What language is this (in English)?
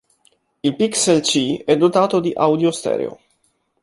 Italian